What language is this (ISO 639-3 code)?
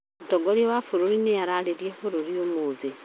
kik